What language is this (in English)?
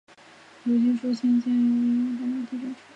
Chinese